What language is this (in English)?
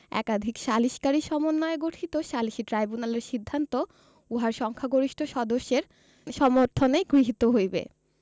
Bangla